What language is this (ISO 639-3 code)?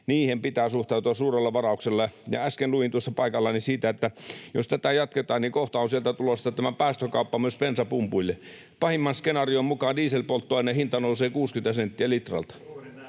fin